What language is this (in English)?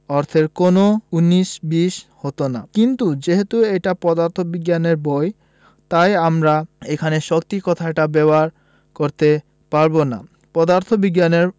Bangla